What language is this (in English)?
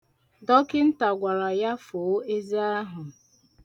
Igbo